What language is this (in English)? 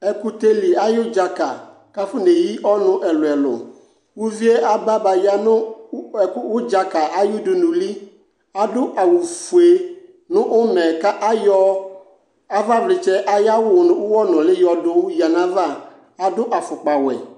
Ikposo